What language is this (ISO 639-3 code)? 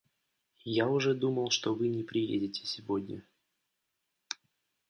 rus